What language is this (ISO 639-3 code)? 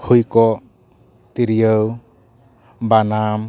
sat